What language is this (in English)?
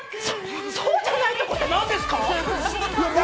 Japanese